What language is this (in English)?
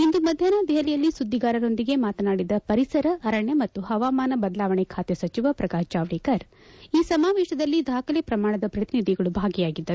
Kannada